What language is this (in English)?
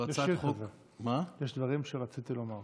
Hebrew